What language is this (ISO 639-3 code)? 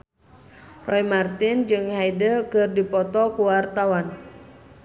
sun